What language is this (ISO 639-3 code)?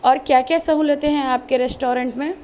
urd